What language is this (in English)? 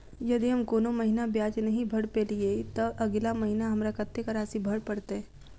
Maithili